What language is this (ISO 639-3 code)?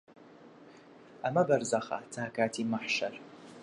ckb